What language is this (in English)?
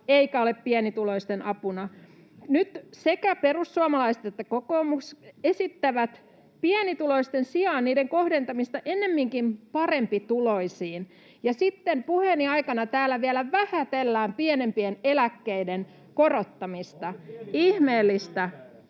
Finnish